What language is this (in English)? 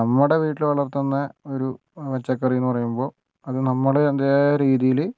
Malayalam